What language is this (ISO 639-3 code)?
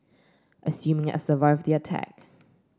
eng